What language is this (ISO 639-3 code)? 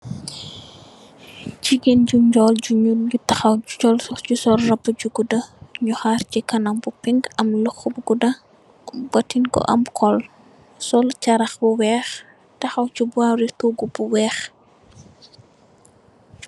wol